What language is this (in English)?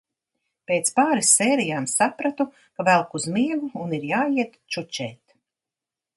Latvian